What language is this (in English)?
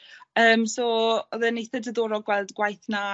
Welsh